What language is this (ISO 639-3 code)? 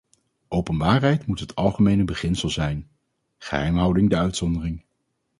nld